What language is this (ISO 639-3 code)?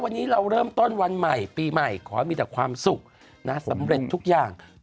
tha